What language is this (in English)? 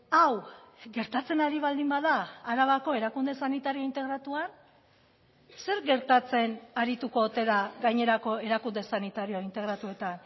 Basque